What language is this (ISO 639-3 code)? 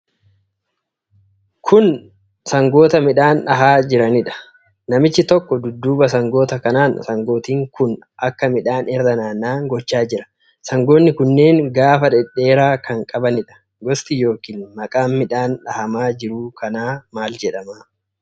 orm